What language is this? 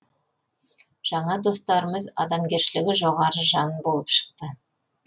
Kazakh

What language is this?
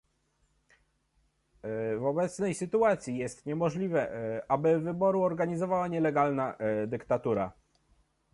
Polish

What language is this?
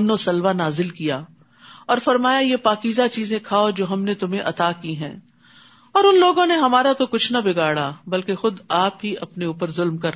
Urdu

